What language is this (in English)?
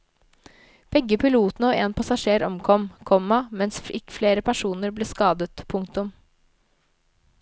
Norwegian